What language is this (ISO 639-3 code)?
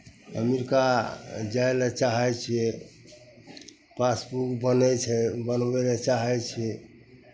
mai